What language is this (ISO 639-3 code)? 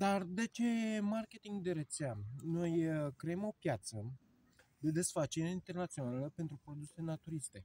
ron